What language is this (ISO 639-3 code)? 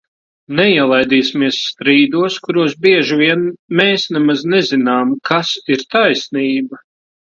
lav